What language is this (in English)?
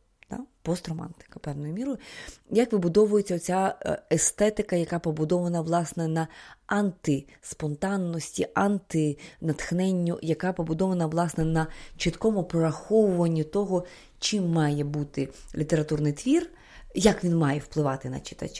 Ukrainian